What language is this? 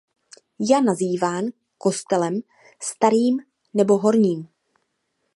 Czech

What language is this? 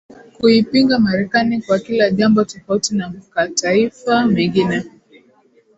Swahili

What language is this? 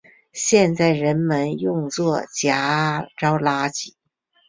Chinese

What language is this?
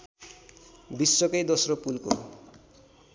Nepali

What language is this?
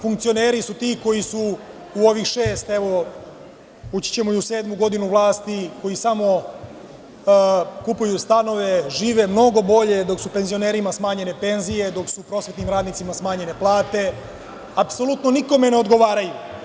Serbian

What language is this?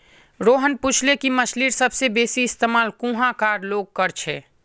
Magahi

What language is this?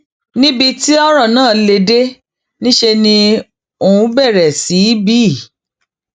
Yoruba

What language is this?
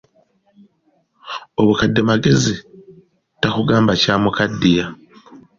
Ganda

